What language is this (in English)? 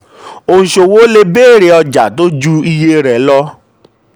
Yoruba